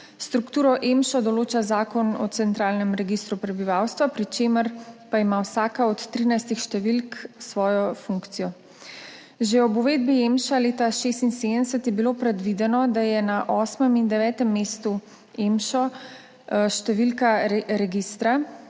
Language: Slovenian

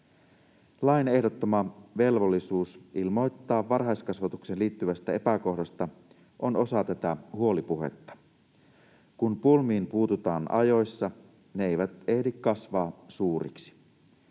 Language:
Finnish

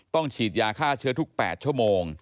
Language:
Thai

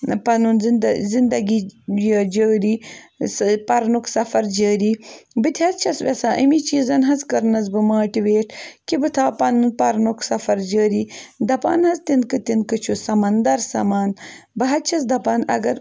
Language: Kashmiri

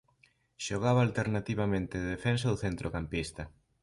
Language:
Galician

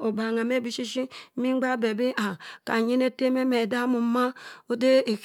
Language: Cross River Mbembe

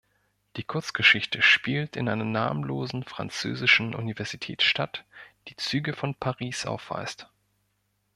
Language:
German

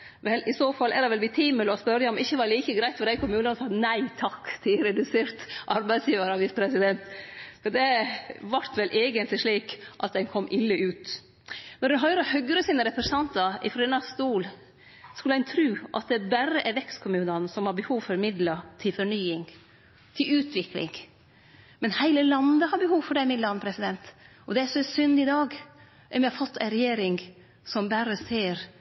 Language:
Norwegian Nynorsk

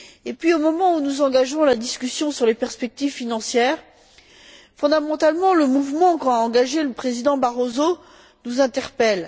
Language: French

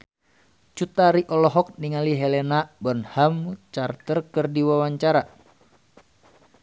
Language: Sundanese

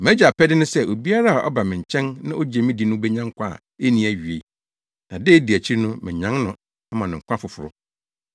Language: Akan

